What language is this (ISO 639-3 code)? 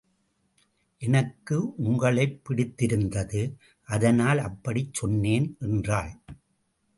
tam